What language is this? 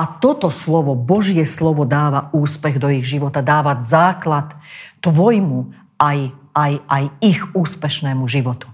Slovak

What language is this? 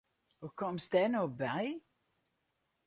Western Frisian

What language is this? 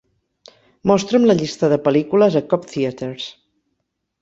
Catalan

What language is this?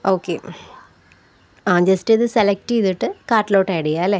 Malayalam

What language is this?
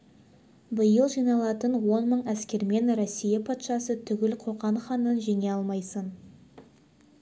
Kazakh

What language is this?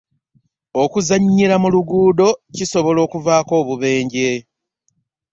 Ganda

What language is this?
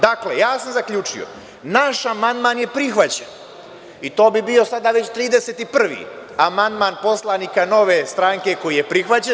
Serbian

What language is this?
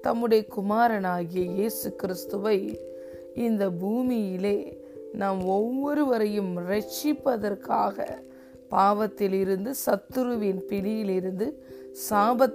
Tamil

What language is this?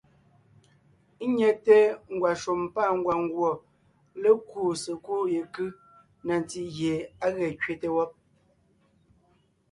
Ngiemboon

